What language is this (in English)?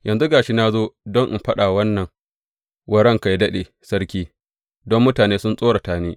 Hausa